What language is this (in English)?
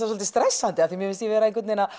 Icelandic